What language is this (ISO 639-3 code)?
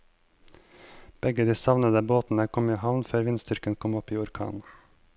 nor